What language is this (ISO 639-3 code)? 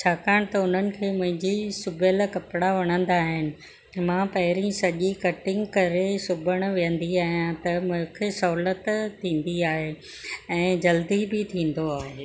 snd